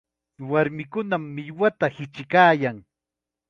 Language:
Chiquián Ancash Quechua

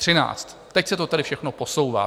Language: Czech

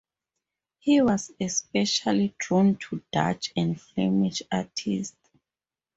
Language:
English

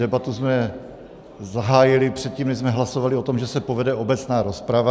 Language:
Czech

